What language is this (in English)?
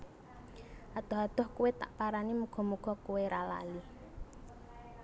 Javanese